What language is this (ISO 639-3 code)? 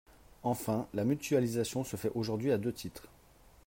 fra